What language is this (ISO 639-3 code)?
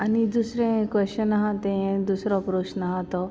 kok